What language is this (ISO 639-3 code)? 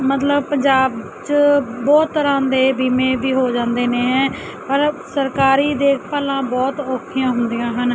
pan